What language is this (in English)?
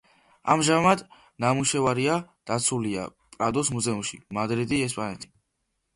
Georgian